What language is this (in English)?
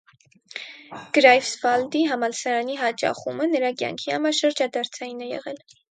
Armenian